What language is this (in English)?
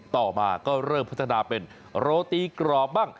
Thai